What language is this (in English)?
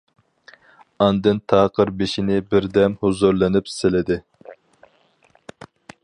Uyghur